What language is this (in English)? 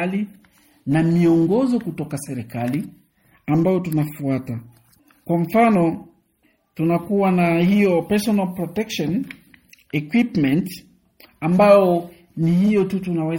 Swahili